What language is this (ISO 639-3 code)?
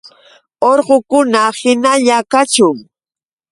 qux